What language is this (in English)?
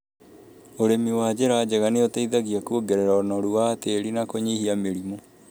Kikuyu